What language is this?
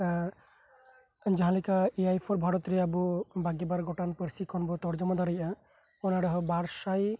Santali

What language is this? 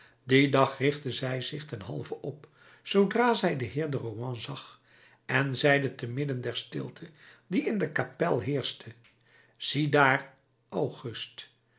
Dutch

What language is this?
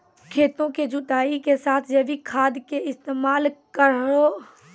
Maithili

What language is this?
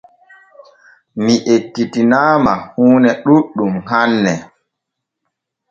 Borgu Fulfulde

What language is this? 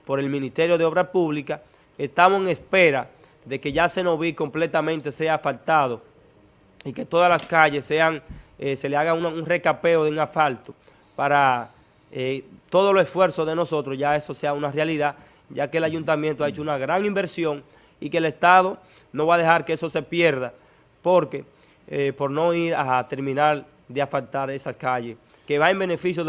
Spanish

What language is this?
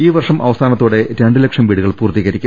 Malayalam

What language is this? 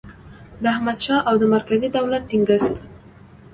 Pashto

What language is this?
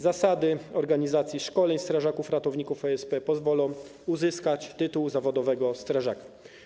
Polish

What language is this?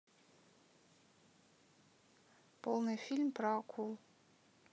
Russian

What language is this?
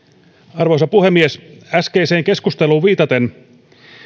Finnish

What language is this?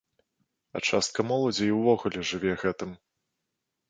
Belarusian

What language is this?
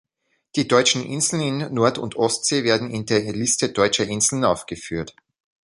German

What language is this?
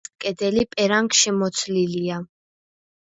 Georgian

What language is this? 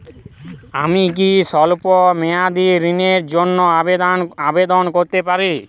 Bangla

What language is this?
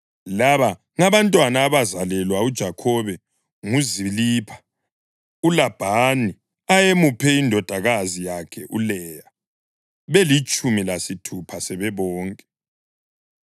North Ndebele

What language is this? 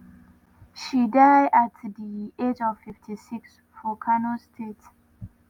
Nigerian Pidgin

